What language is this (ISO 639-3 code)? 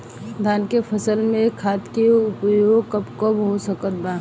bho